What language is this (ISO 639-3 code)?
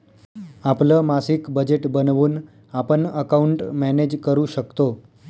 mar